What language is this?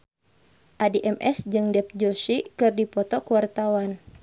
Sundanese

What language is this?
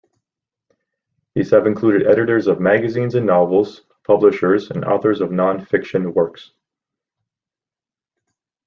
English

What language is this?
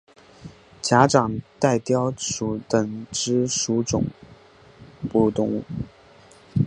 Chinese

